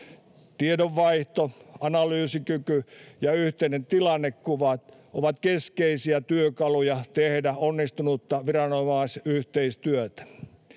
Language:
Finnish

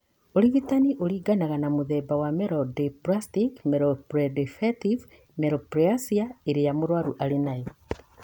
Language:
Kikuyu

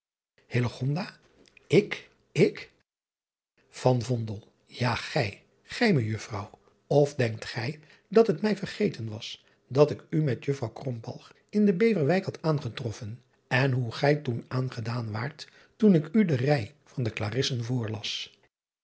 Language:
Dutch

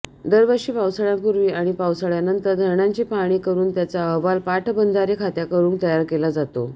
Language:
Marathi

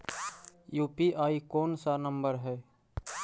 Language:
Magahi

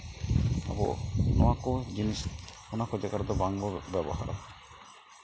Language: Santali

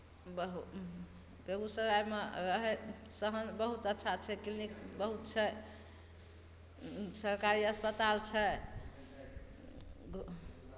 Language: Maithili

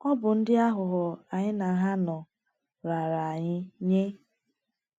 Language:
Igbo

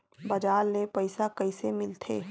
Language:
Chhattisgarhi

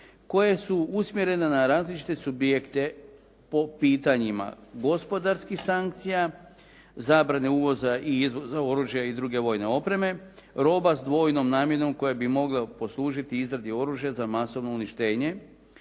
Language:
Croatian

